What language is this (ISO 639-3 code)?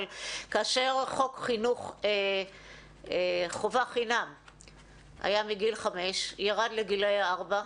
heb